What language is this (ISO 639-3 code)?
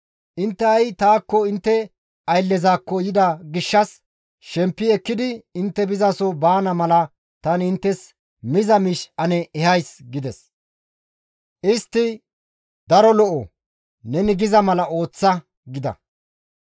gmv